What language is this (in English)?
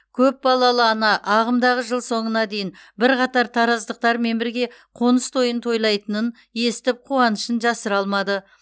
Kazakh